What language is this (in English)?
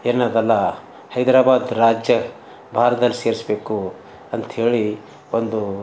Kannada